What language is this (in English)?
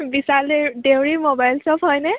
Assamese